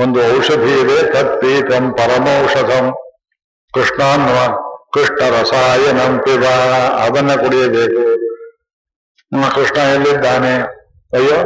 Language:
Kannada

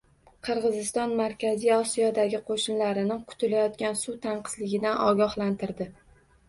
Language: Uzbek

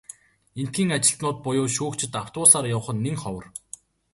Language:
Mongolian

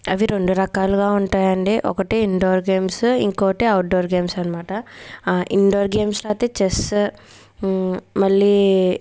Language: Telugu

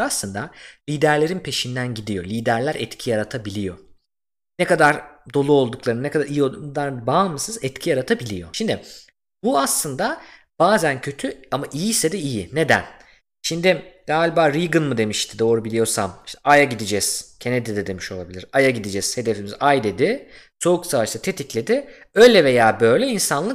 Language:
Turkish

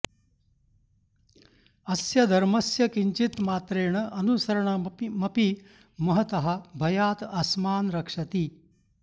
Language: Sanskrit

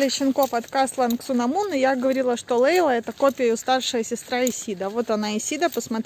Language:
Russian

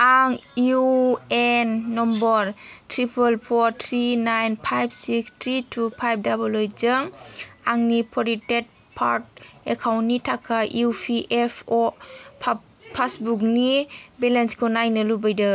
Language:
Bodo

